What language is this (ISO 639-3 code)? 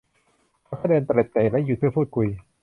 tha